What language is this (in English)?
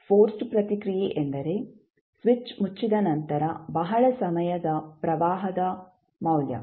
Kannada